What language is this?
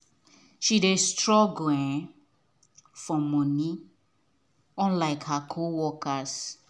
Nigerian Pidgin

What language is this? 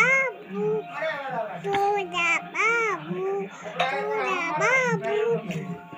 Hindi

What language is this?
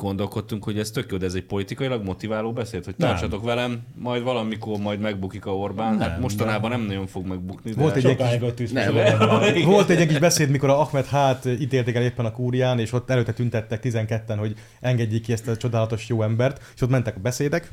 Hungarian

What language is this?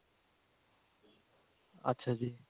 Punjabi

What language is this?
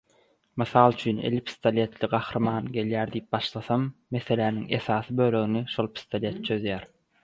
Turkmen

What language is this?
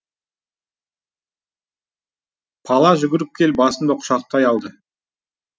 Kazakh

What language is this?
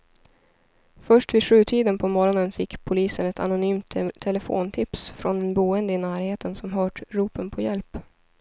Swedish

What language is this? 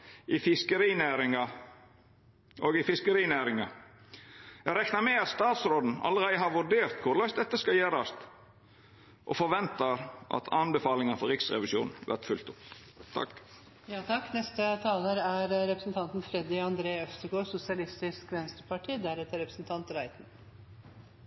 Norwegian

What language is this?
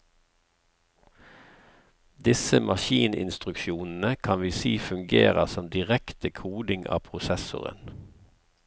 Norwegian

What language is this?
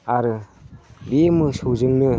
Bodo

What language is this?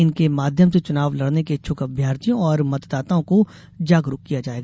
Hindi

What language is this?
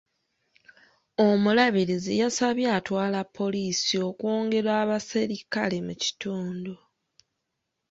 Ganda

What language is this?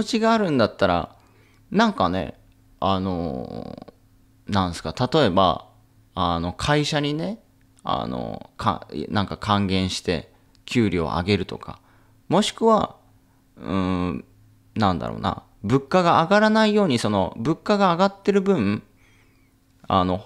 Japanese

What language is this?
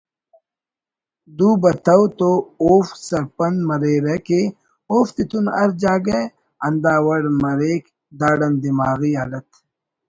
Brahui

